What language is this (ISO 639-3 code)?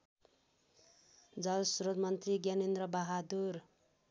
nep